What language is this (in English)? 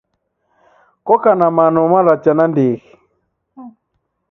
Taita